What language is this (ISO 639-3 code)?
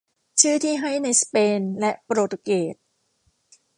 tha